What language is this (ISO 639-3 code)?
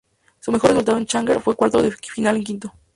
spa